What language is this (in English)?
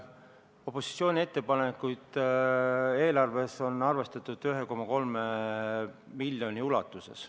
Estonian